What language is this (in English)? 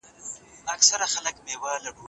Pashto